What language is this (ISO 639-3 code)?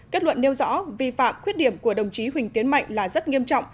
vie